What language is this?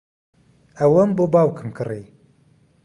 Central Kurdish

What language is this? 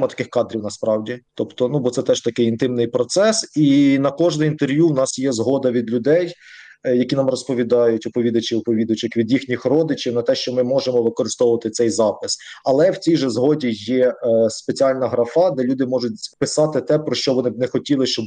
Ukrainian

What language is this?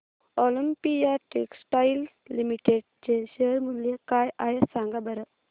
Marathi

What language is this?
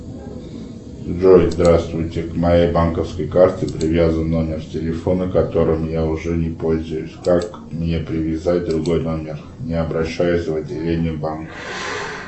Russian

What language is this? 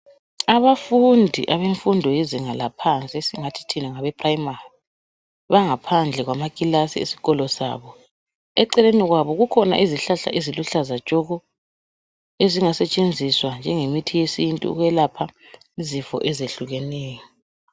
North Ndebele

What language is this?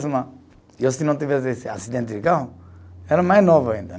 Portuguese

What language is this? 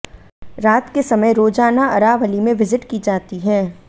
Hindi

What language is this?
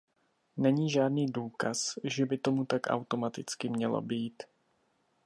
Czech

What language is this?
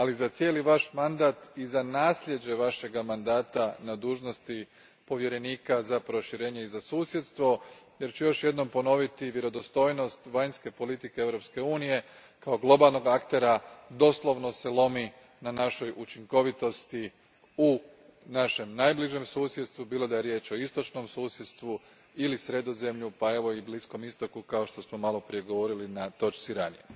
Croatian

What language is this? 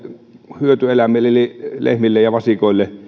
Finnish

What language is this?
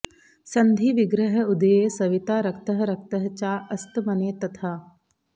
Sanskrit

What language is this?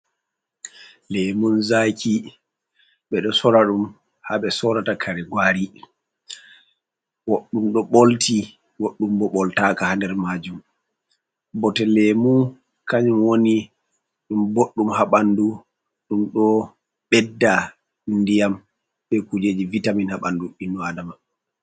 Fula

